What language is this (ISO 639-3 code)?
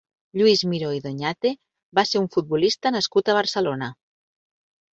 cat